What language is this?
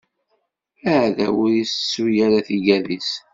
Kabyle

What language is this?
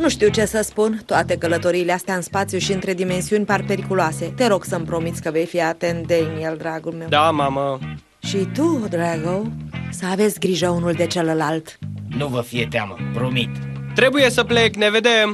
Romanian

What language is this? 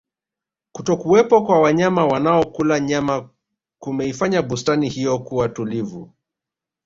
Swahili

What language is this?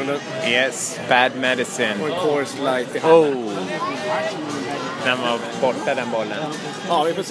Swedish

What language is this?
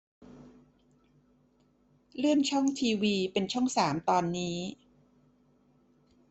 Thai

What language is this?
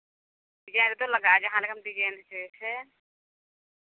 Santali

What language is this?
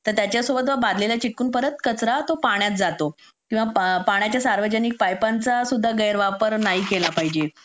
Marathi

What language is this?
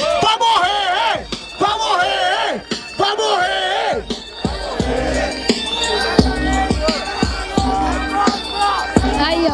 Portuguese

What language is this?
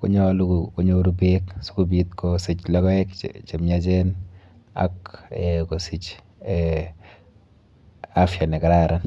Kalenjin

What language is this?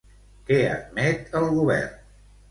Catalan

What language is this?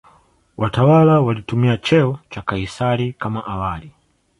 Swahili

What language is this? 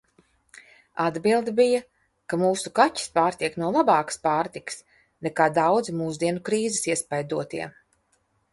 Latvian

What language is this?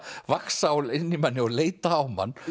Icelandic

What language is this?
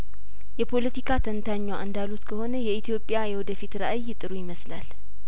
Amharic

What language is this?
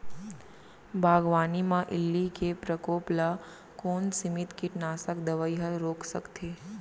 Chhattisgarhi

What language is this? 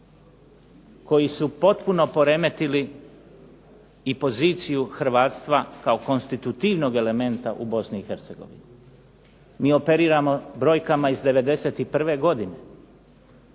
Croatian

